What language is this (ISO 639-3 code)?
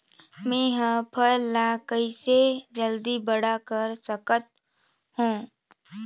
hne